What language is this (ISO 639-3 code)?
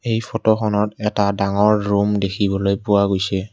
asm